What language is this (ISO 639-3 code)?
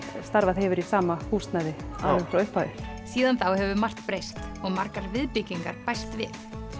isl